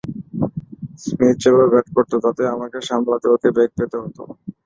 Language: Bangla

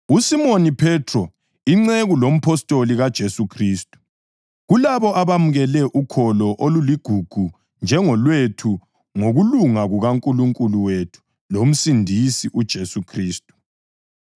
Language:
North Ndebele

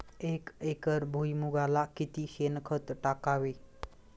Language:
Marathi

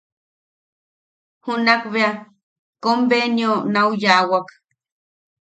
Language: Yaqui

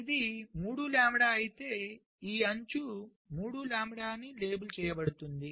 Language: Telugu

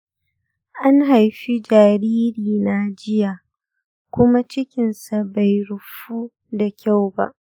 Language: Hausa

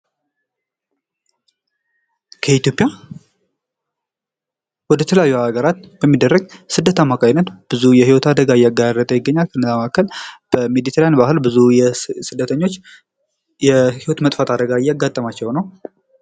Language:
Amharic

